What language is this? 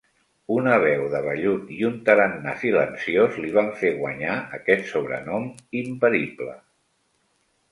Catalan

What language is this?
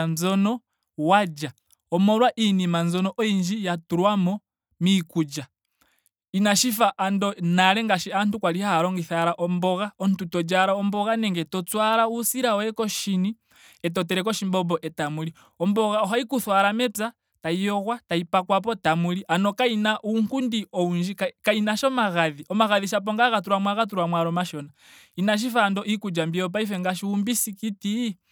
Ndonga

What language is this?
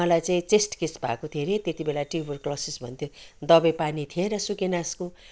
Nepali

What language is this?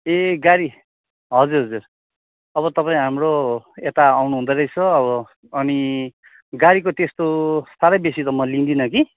Nepali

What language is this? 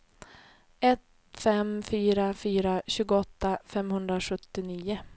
Swedish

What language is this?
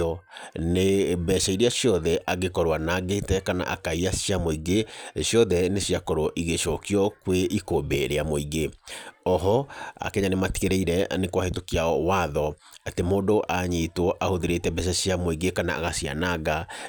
Kikuyu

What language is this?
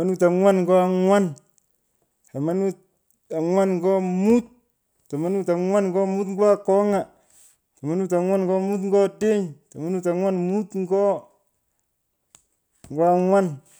Pökoot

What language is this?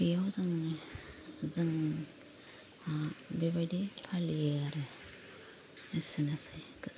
Bodo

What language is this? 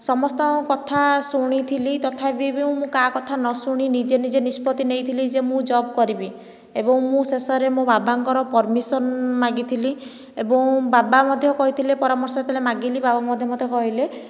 Odia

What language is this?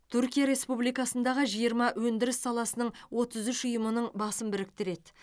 Kazakh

